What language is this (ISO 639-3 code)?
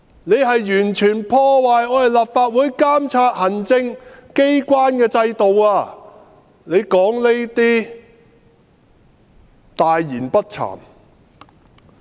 yue